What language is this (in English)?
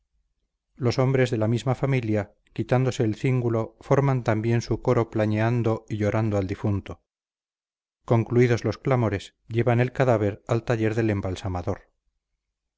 Spanish